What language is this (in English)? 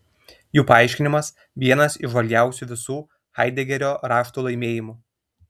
Lithuanian